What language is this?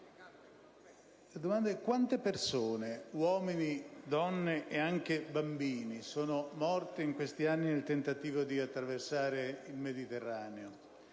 Italian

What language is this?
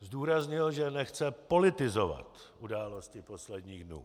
Czech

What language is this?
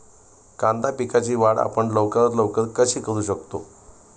Marathi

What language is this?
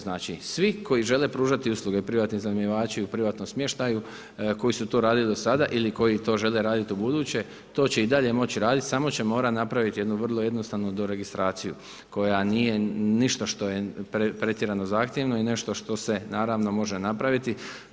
Croatian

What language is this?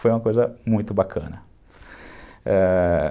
Portuguese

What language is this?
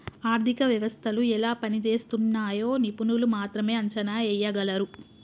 Telugu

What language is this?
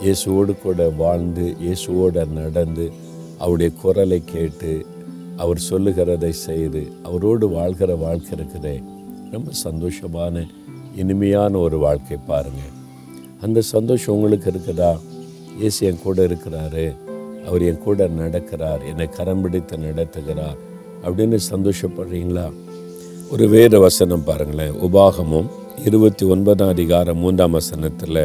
Tamil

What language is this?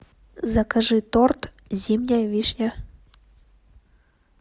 Russian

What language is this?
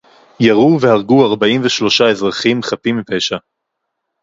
Hebrew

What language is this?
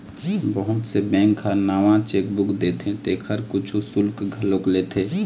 Chhattisgarhi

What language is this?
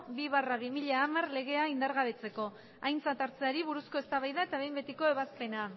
Basque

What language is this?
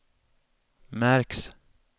Swedish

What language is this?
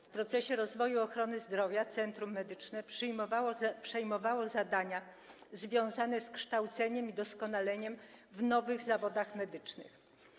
Polish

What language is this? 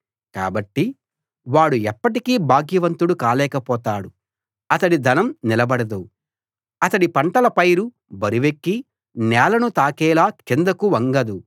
Telugu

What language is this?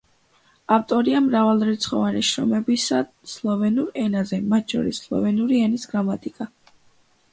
Georgian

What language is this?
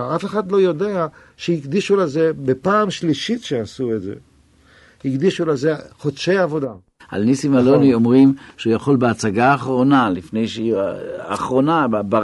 Hebrew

